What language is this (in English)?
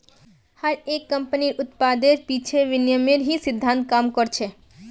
Magahi